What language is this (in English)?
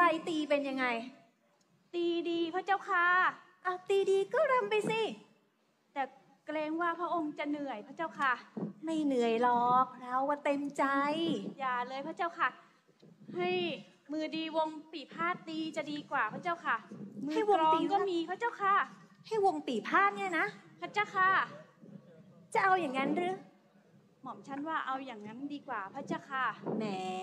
Thai